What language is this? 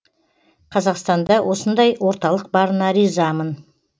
Kazakh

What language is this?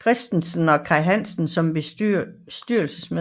Danish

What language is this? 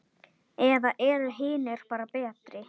Icelandic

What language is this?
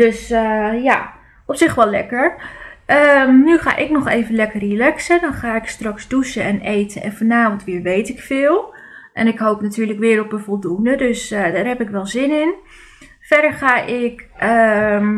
Dutch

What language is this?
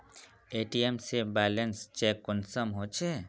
Magahi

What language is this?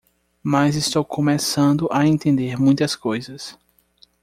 Portuguese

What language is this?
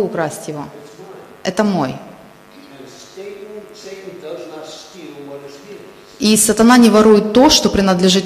Russian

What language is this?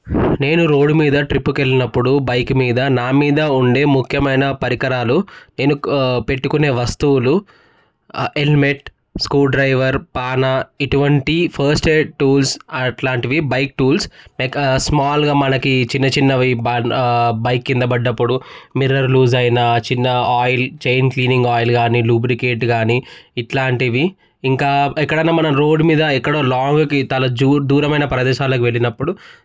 Telugu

